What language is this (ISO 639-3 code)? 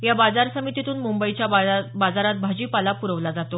mar